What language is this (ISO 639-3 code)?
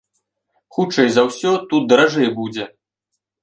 bel